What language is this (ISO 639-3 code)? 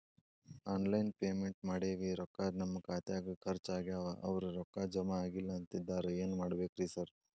kan